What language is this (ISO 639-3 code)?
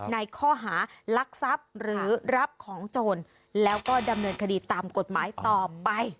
tha